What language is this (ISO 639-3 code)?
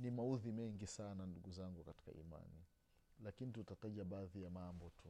swa